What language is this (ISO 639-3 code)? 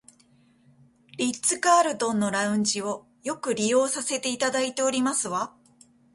jpn